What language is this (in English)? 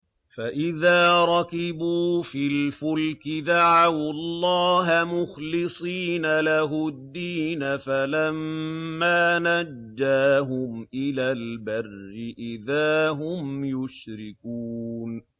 Arabic